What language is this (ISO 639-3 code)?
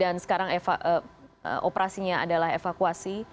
ind